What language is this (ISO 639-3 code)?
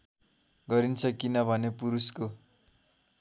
nep